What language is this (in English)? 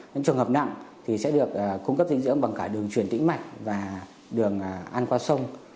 Vietnamese